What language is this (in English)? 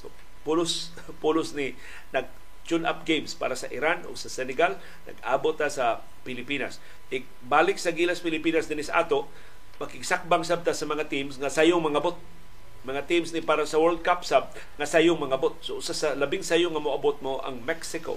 Filipino